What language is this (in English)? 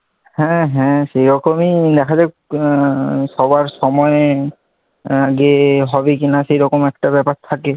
Bangla